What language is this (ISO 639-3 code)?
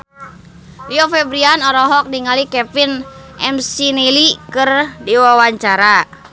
sun